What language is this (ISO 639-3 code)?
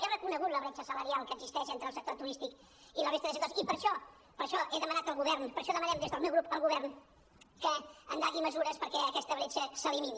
cat